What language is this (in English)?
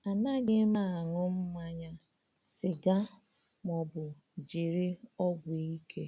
Igbo